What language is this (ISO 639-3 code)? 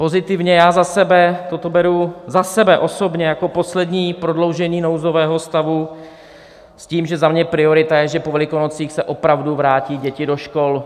ces